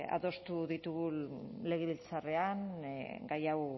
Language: Basque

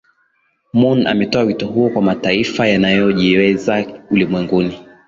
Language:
Swahili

